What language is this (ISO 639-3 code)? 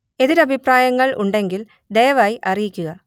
mal